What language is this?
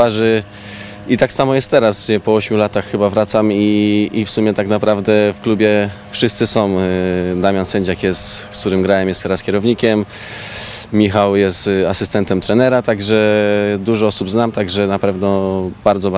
Polish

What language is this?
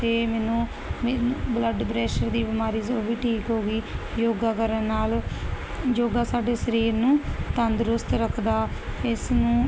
Punjabi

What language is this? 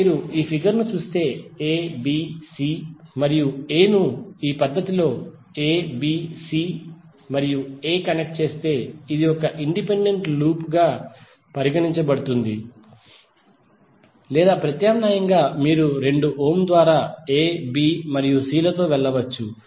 Telugu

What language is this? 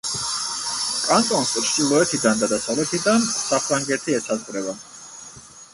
Georgian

